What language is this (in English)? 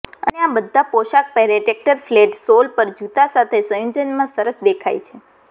Gujarati